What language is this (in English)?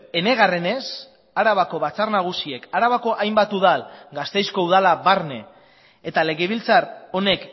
Basque